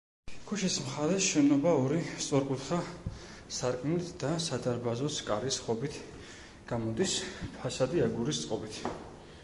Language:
Georgian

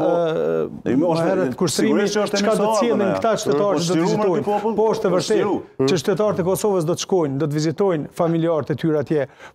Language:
Romanian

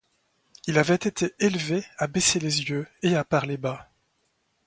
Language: French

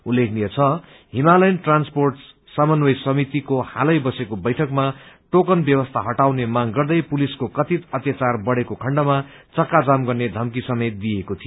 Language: Nepali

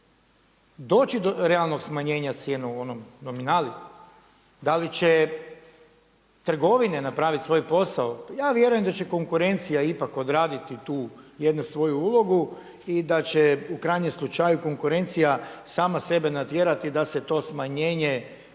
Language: Croatian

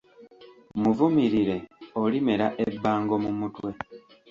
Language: Ganda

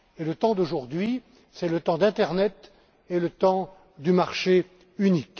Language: French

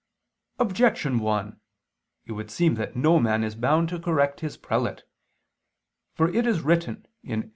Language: English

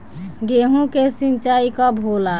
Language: Bhojpuri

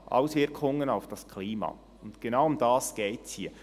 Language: Swiss German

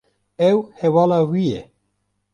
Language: Kurdish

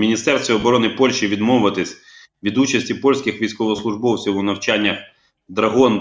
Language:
Ukrainian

